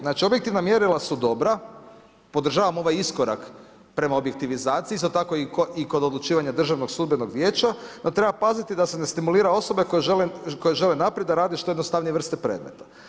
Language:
Croatian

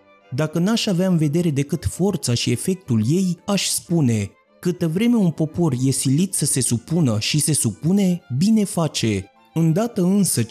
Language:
Romanian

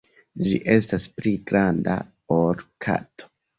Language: Esperanto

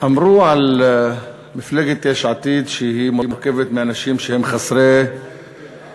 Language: Hebrew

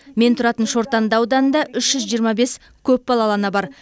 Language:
Kazakh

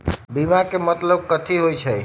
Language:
Magahi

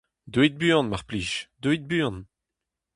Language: Breton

